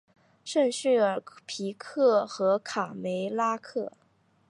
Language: Chinese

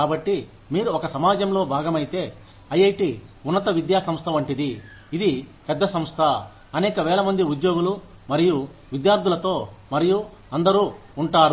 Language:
Telugu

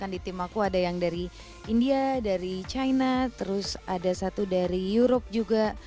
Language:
Indonesian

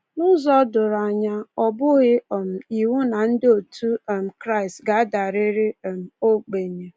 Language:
Igbo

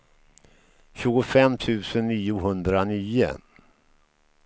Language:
Swedish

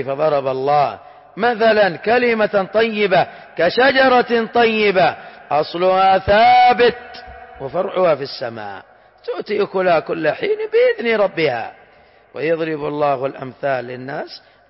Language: Arabic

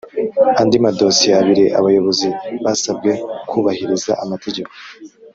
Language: Kinyarwanda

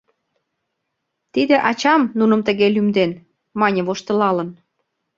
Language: Mari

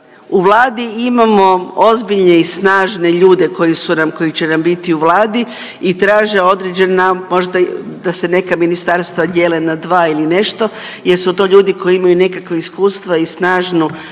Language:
Croatian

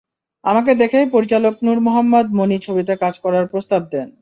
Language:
Bangla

